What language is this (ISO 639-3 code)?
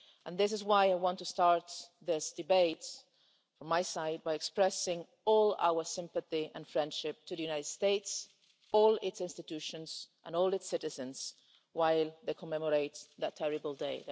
eng